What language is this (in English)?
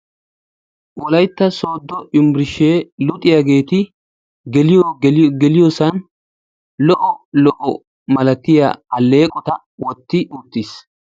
Wolaytta